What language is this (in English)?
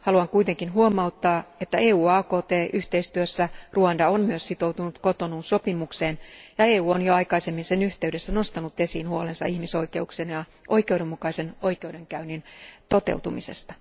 Finnish